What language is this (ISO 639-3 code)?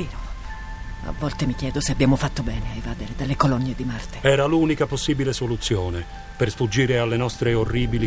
ita